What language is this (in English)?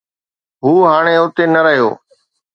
Sindhi